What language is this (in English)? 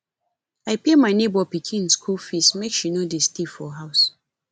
Nigerian Pidgin